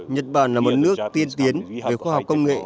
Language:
Vietnamese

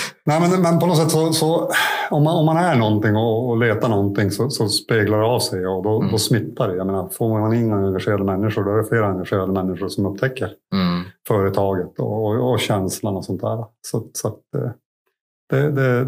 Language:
Swedish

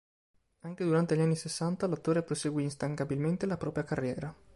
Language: Italian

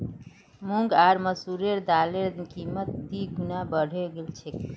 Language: Magahi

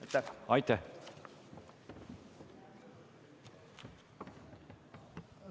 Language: Estonian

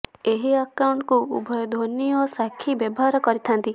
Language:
Odia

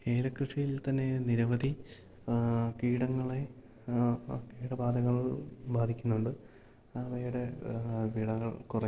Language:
Malayalam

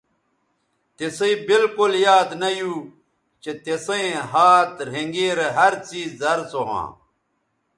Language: Bateri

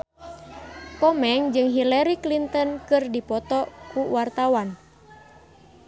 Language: Sundanese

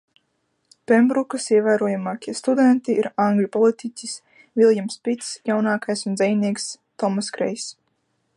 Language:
Latvian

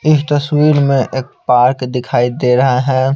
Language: Hindi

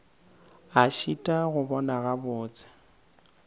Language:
Northern Sotho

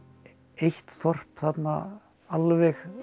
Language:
Icelandic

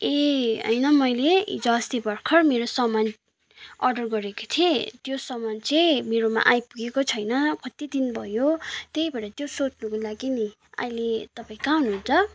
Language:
Nepali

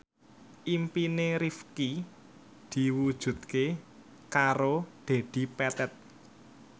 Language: Javanese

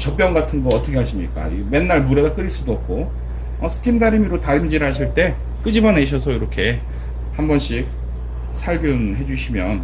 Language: Korean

